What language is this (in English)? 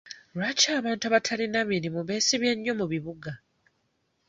Ganda